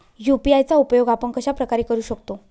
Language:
Marathi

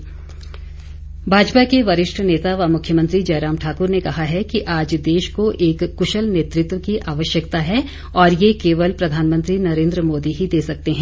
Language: Hindi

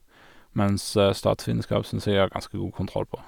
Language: Norwegian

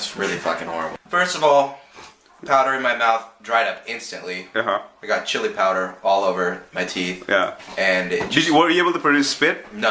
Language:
English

